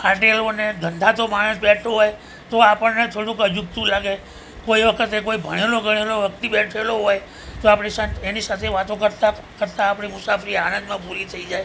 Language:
Gujarati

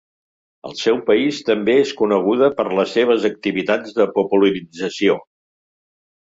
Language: Catalan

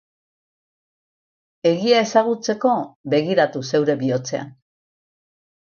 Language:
Basque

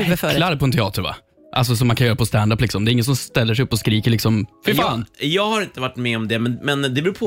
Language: Swedish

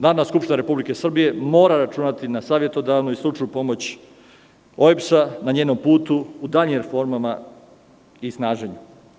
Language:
Serbian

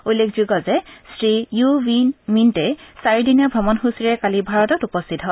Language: Assamese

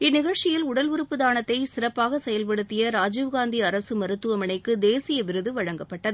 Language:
Tamil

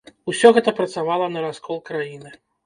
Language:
Belarusian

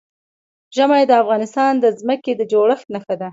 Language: Pashto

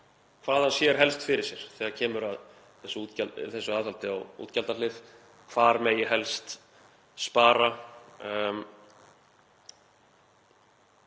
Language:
Icelandic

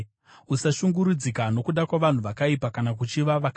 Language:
Shona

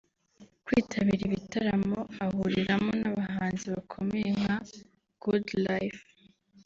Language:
Kinyarwanda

